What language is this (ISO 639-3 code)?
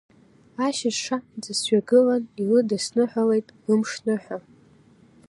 abk